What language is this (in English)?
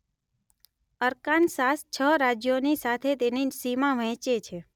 Gujarati